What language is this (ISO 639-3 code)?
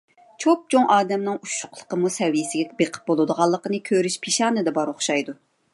uig